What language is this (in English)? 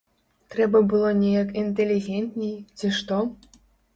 Belarusian